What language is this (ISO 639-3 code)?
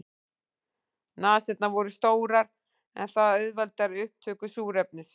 isl